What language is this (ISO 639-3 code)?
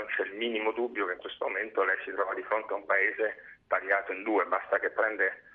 ita